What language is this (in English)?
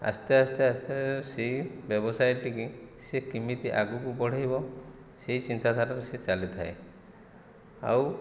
Odia